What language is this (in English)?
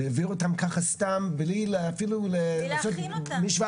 Hebrew